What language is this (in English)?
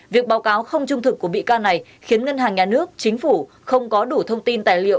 Vietnamese